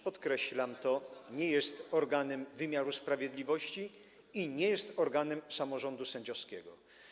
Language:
Polish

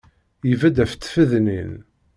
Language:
Kabyle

